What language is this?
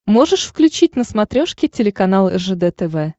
Russian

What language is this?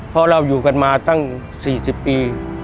Thai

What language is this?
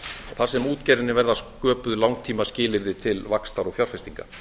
Icelandic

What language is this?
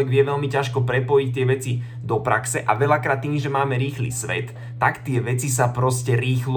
Slovak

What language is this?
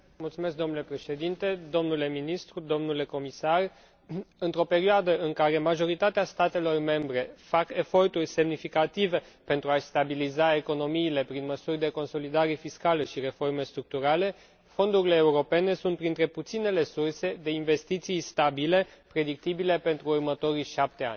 Romanian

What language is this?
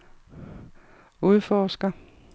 Danish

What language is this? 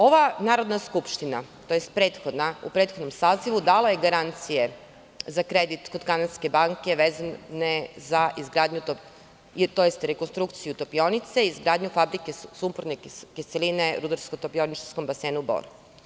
Serbian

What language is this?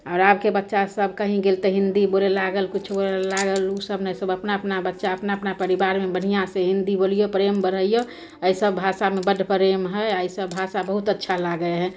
Maithili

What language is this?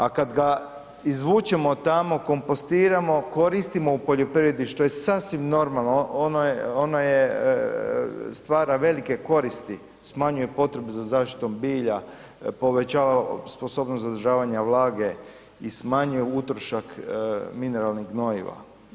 Croatian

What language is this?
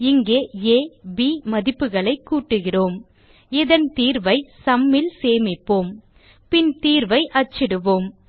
Tamil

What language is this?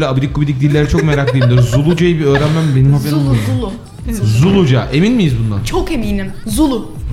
Turkish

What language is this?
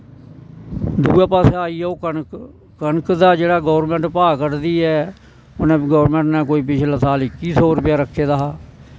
Dogri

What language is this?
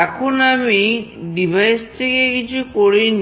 Bangla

